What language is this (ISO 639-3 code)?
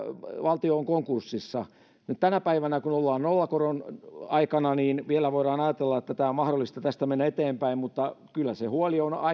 fin